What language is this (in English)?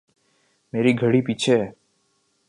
Urdu